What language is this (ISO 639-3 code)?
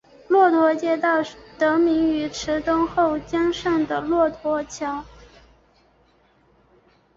zho